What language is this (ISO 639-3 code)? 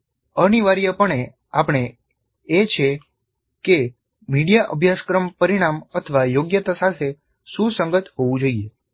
guj